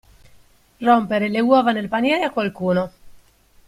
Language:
Italian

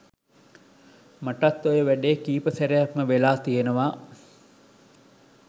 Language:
Sinhala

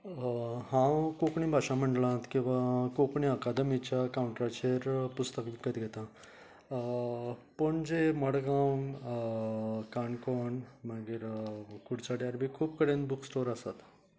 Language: Konkani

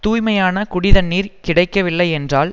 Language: Tamil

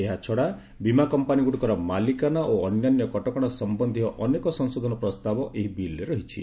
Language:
Odia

